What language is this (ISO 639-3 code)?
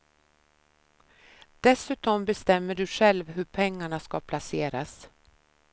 swe